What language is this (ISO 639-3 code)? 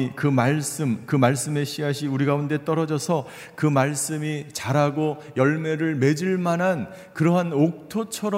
kor